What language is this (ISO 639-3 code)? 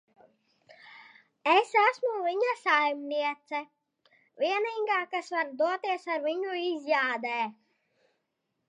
lav